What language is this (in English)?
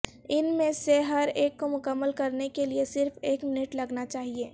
Urdu